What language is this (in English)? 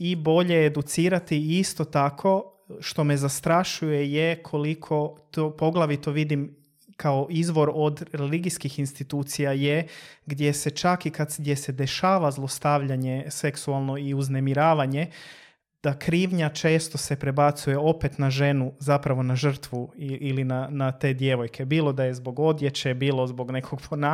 Croatian